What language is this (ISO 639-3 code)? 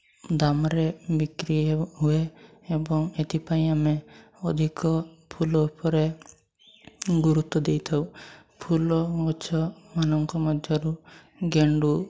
ori